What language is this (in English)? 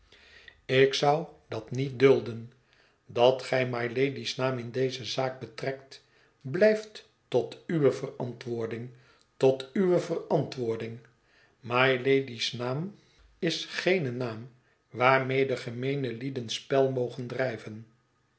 Dutch